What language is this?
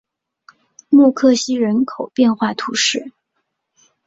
Chinese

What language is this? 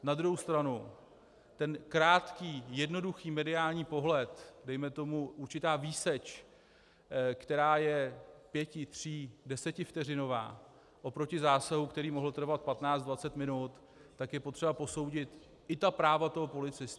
Czech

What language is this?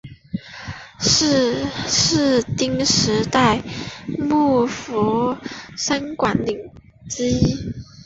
Chinese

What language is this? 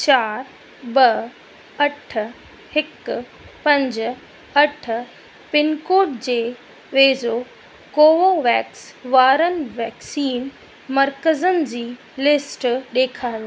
Sindhi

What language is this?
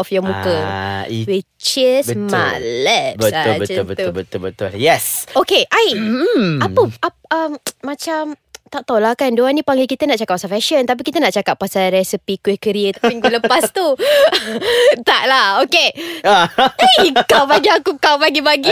Malay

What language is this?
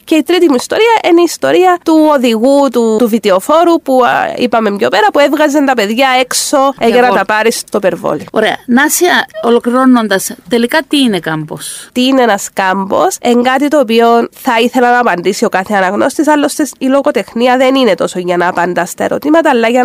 Greek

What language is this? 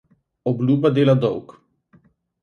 Slovenian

